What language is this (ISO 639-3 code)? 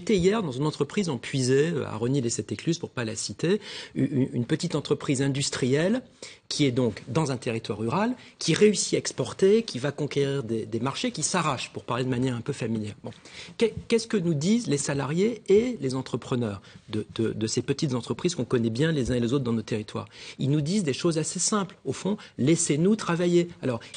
fra